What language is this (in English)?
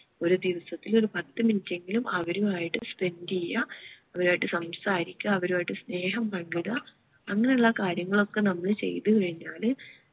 Malayalam